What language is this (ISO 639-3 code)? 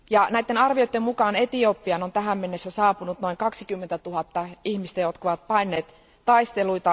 fin